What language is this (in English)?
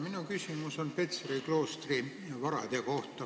Estonian